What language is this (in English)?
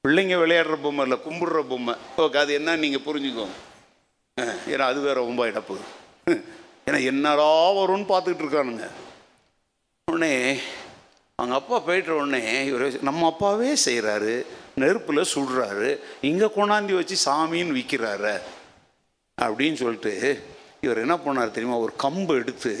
Tamil